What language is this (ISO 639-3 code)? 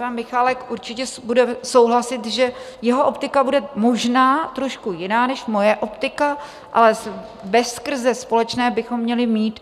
ces